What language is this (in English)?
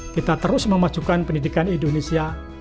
Indonesian